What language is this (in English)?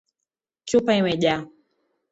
Swahili